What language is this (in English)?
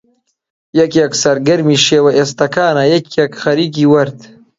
Central Kurdish